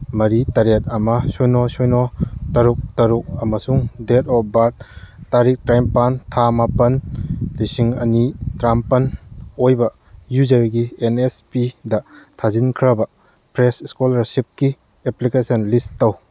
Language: Manipuri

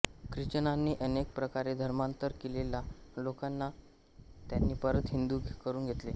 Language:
Marathi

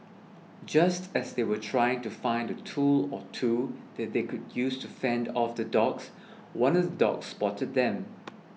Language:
English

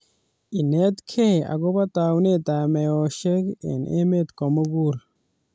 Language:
Kalenjin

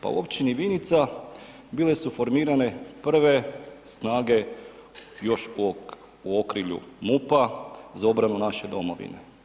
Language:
Croatian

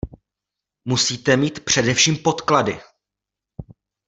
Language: Czech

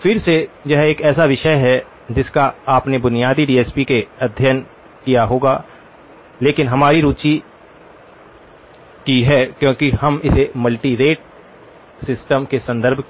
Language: Hindi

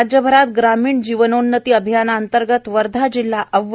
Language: Marathi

